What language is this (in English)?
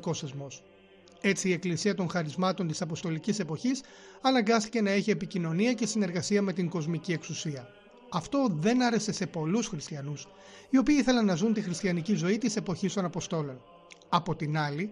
Greek